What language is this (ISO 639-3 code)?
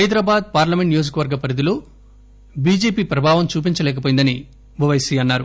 tel